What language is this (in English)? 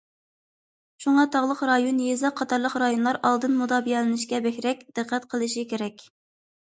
Uyghur